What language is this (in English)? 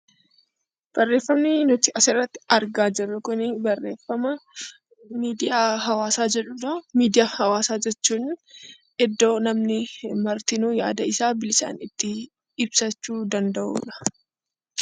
Oromo